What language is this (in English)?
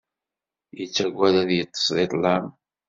Kabyle